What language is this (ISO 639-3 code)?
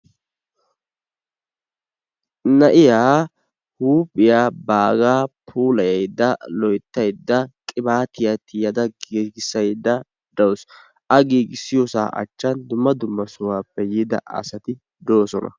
wal